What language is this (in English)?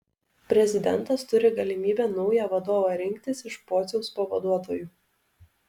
Lithuanian